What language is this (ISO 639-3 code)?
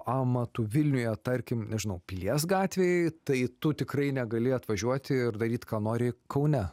lit